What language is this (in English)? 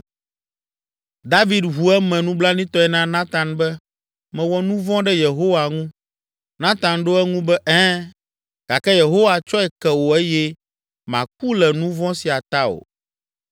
Ewe